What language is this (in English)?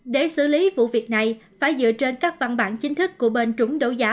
Vietnamese